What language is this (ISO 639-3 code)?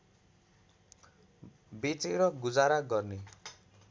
nep